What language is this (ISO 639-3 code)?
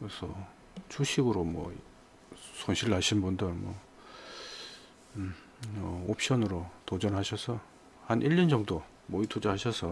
kor